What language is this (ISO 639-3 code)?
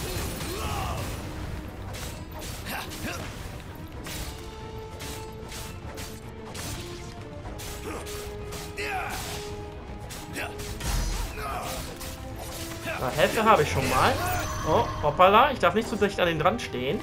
deu